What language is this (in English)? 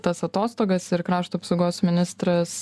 Lithuanian